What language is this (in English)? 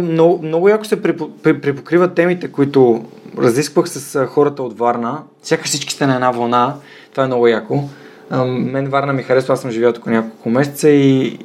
Bulgarian